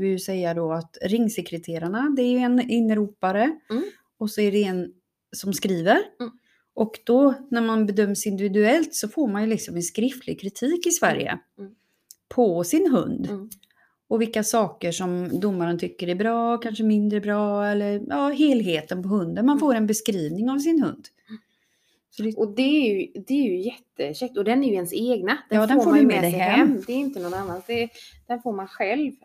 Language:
Swedish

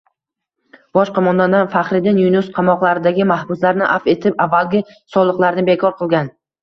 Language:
Uzbek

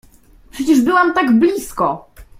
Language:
Polish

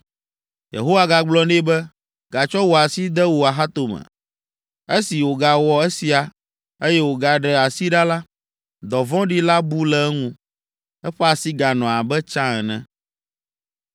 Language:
Ewe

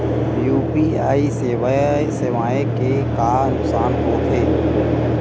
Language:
Chhattisgarhi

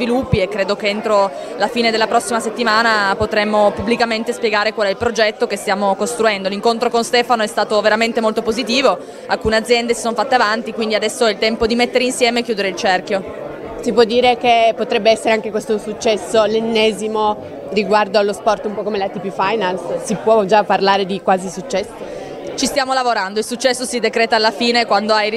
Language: Italian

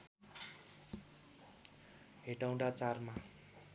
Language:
Nepali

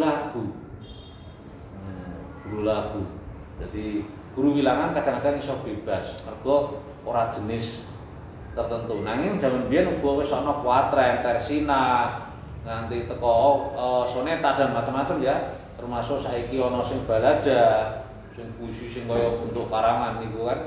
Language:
Indonesian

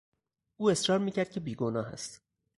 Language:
Persian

